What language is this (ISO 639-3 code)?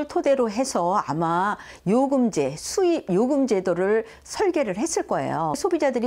kor